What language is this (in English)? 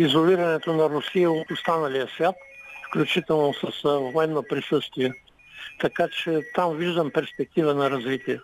Bulgarian